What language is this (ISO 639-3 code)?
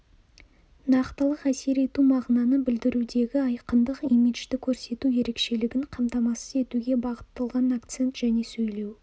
kaz